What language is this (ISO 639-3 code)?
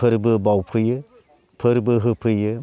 brx